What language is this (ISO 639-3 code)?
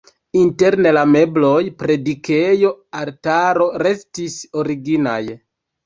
epo